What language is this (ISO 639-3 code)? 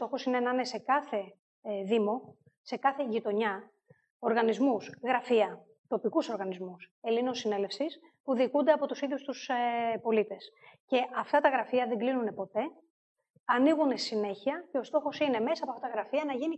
ell